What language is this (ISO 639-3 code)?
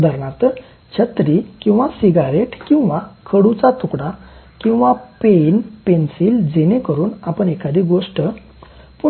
mar